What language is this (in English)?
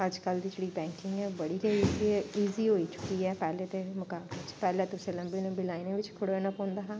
Dogri